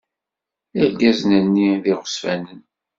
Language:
Kabyle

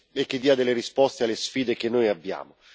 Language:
Italian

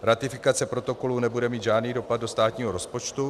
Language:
Czech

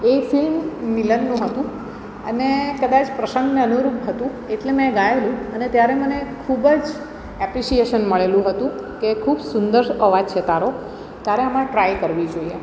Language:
Gujarati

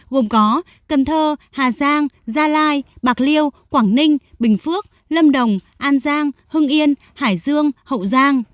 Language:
Vietnamese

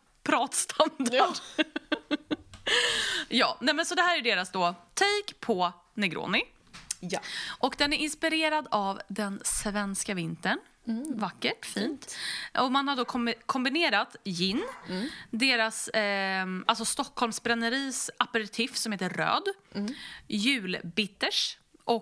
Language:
Swedish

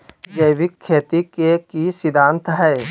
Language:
Magahi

